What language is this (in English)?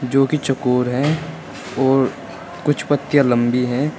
Hindi